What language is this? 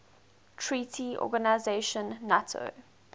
English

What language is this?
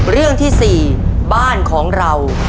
Thai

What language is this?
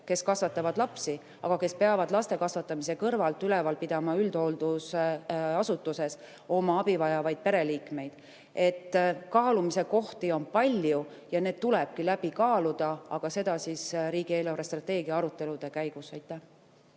Estonian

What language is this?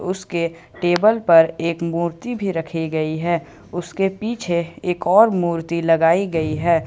Hindi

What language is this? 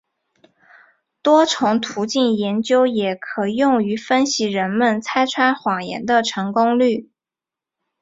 Chinese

